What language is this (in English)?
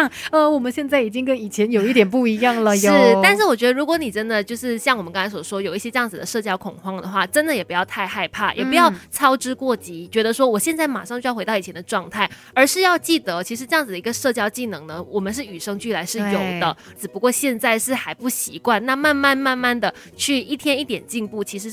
Chinese